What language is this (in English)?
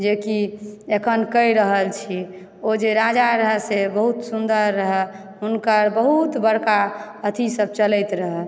Maithili